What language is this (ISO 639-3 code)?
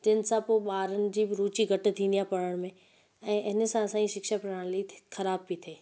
snd